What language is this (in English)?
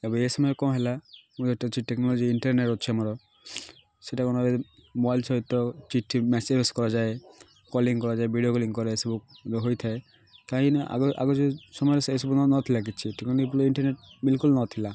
Odia